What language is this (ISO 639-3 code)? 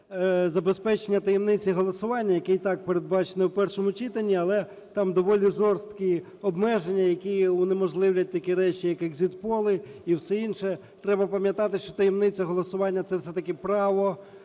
ukr